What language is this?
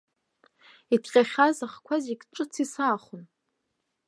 Abkhazian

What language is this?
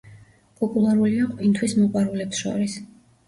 Georgian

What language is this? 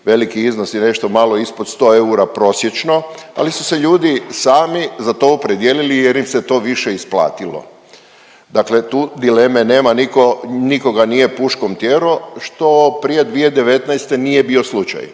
Croatian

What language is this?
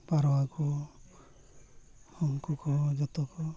Santali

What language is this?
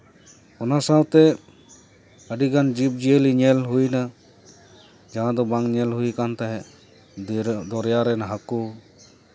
Santali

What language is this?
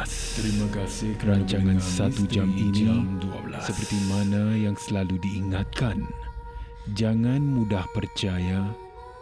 Malay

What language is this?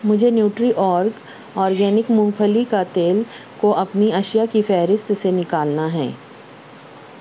Urdu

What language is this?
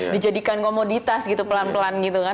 Indonesian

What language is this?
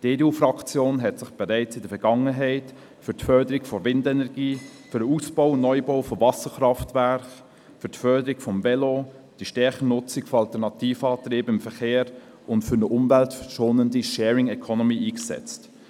Swiss German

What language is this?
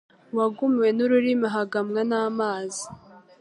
Kinyarwanda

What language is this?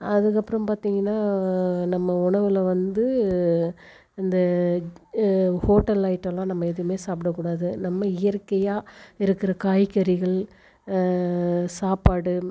Tamil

